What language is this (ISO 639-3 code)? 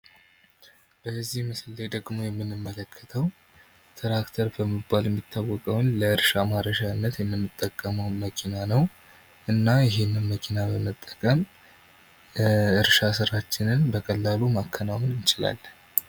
amh